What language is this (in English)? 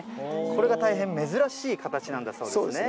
Japanese